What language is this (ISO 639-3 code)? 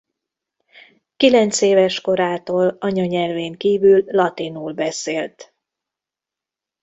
hun